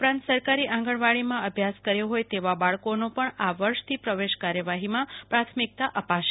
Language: Gujarati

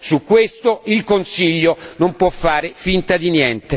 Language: Italian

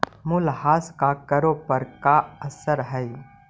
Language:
Magahi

